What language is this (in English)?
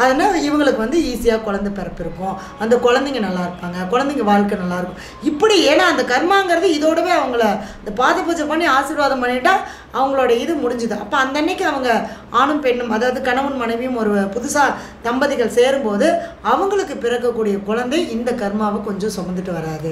Tamil